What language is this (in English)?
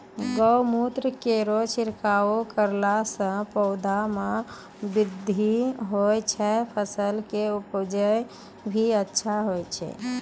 Maithili